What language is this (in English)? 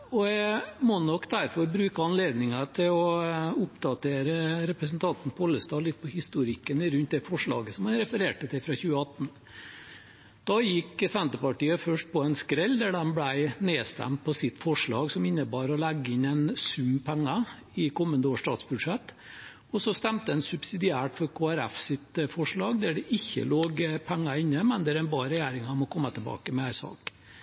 Norwegian Bokmål